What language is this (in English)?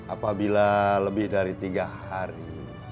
Indonesian